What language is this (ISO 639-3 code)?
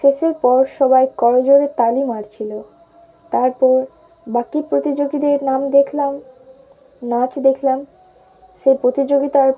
ben